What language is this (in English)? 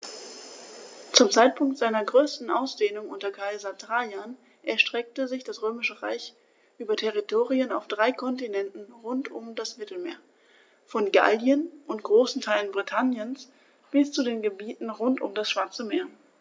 German